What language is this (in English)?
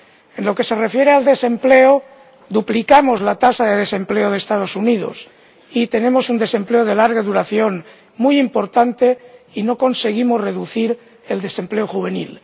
Spanish